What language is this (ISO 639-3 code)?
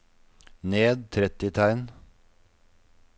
nor